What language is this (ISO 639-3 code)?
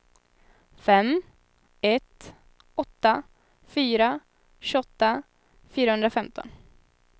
swe